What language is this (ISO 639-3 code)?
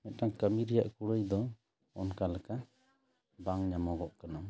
sat